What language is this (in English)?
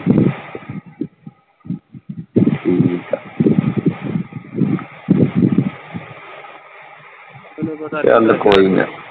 Punjabi